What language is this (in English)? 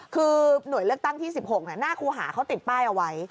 Thai